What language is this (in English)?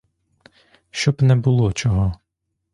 Ukrainian